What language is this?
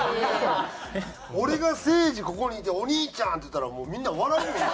Japanese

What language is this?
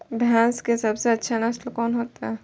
Maithili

